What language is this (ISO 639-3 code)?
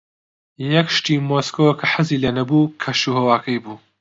ckb